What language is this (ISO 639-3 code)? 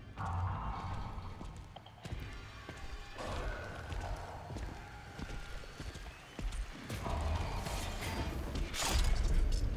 deu